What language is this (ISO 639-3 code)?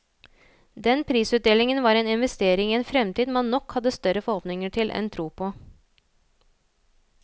nor